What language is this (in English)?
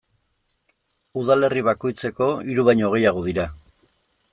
Basque